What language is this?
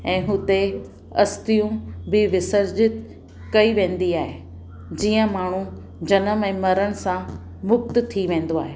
Sindhi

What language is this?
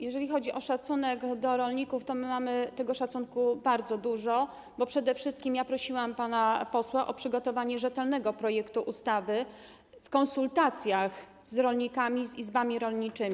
Polish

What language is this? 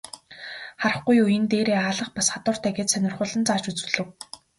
Mongolian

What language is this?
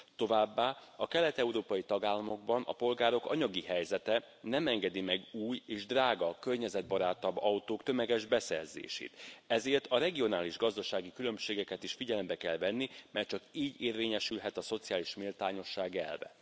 Hungarian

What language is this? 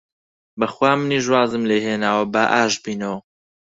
Central Kurdish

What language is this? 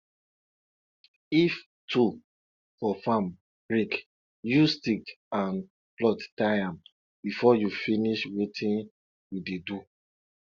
Nigerian Pidgin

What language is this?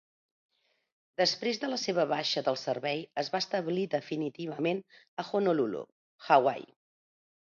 Catalan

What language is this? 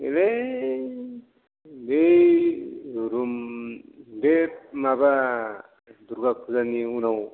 Bodo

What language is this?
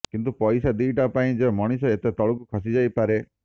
Odia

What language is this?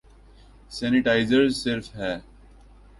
Urdu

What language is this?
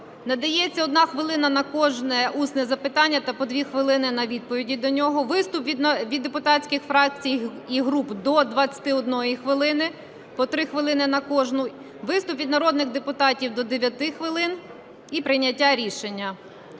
Ukrainian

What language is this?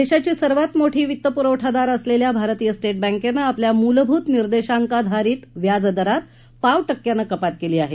Marathi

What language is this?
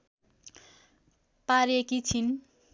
Nepali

